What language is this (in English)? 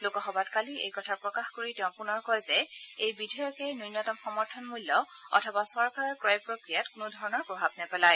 Assamese